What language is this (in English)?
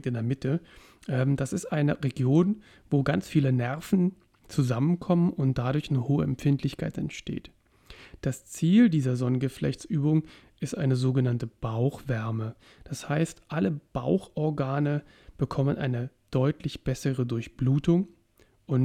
German